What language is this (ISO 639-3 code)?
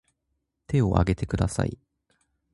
jpn